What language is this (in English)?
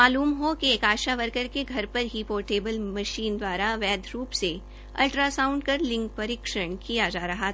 Hindi